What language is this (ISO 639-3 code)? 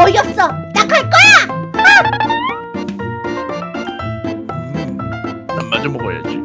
kor